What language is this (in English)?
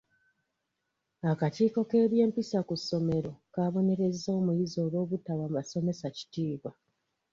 Ganda